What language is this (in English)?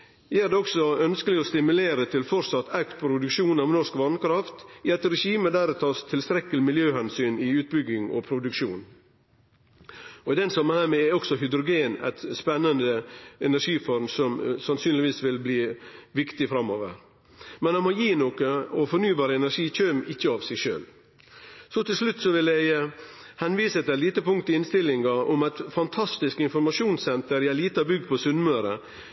Norwegian Nynorsk